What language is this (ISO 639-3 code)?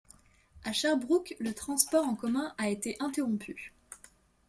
fra